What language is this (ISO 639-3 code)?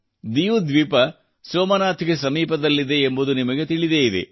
kan